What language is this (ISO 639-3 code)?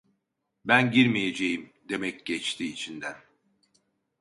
tur